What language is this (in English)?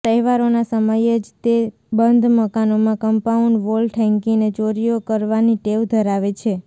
Gujarati